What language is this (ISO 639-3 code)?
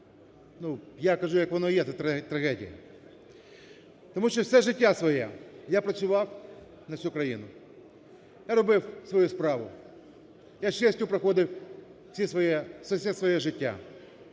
ukr